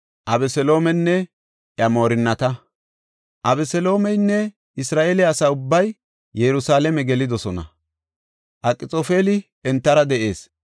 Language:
Gofa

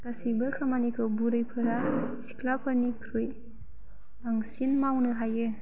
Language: Bodo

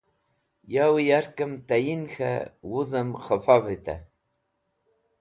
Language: Wakhi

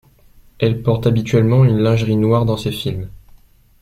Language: French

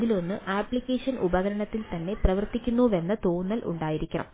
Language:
Malayalam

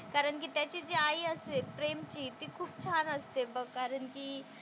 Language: Marathi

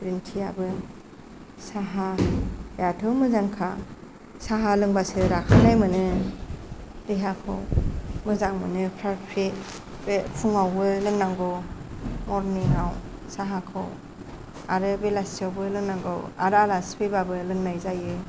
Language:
Bodo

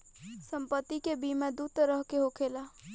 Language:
Bhojpuri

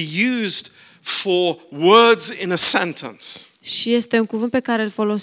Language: Romanian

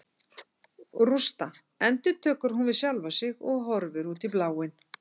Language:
Icelandic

